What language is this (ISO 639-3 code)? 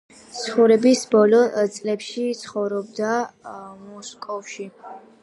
kat